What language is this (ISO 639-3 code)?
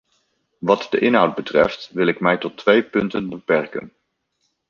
nld